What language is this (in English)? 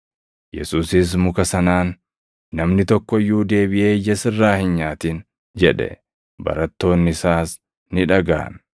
Oromo